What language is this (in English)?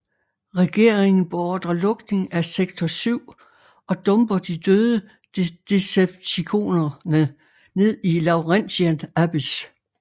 Danish